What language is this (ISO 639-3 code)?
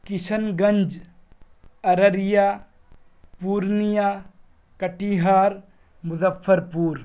urd